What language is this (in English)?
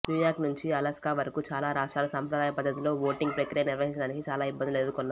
Telugu